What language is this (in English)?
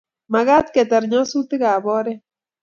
Kalenjin